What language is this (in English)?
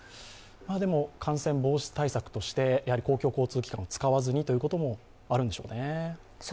Japanese